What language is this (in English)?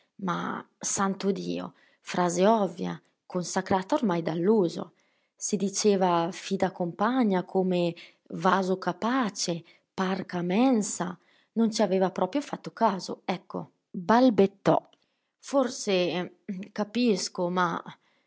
Italian